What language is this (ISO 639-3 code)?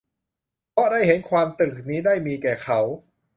tha